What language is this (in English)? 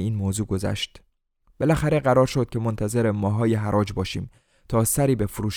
Persian